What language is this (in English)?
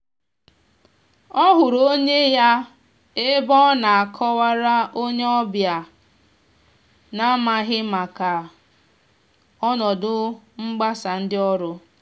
Igbo